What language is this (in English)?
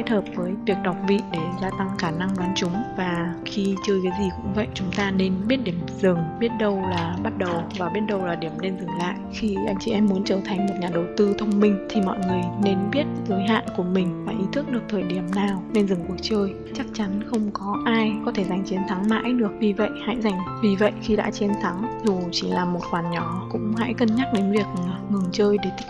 Vietnamese